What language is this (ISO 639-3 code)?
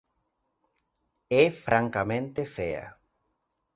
glg